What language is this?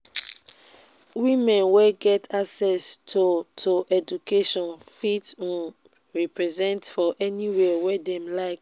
Nigerian Pidgin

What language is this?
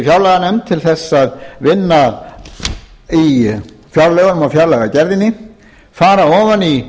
Icelandic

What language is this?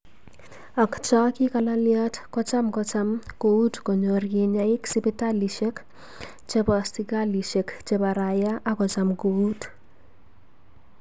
Kalenjin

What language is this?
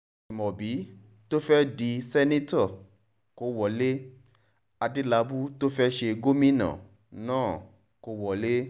Yoruba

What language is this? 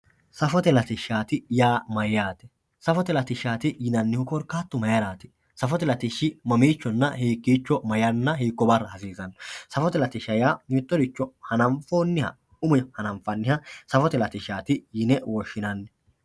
Sidamo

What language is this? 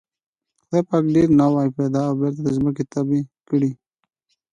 Pashto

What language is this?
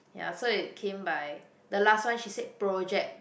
English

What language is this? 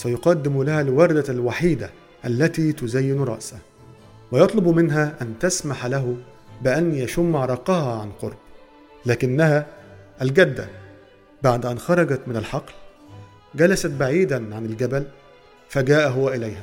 Arabic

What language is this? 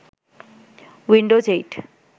Bangla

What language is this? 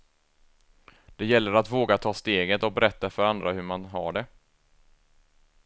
Swedish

